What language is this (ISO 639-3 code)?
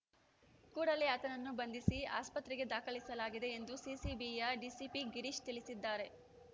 kan